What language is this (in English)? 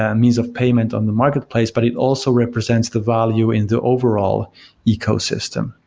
English